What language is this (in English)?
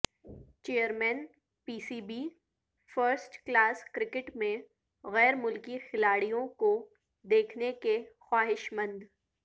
Urdu